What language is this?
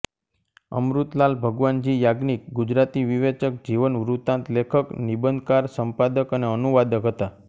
Gujarati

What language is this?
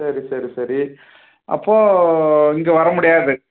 Tamil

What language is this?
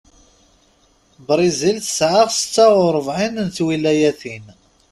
Kabyle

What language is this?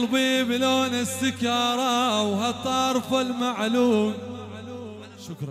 Arabic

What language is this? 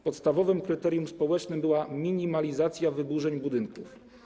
Polish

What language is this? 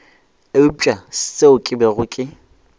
Northern Sotho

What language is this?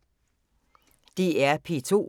Danish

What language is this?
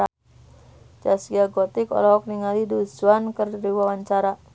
Sundanese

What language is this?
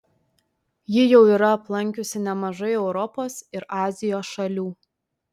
Lithuanian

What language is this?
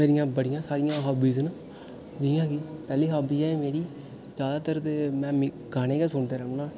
Dogri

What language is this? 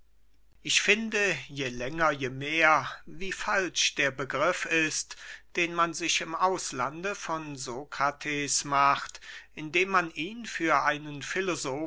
German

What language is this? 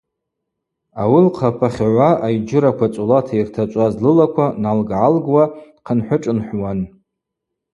Abaza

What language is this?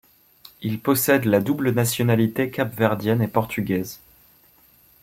French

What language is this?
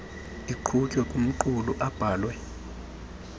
Xhosa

